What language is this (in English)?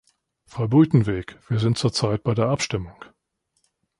German